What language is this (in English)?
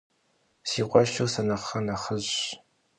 Kabardian